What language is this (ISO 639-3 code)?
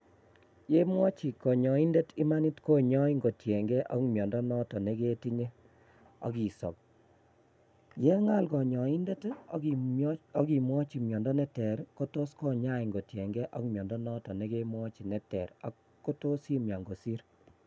kln